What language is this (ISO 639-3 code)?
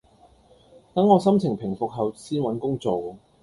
yue